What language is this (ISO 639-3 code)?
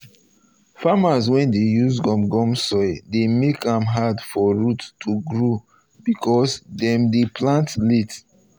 pcm